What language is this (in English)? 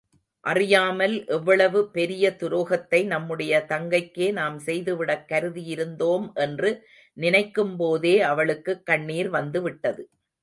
Tamil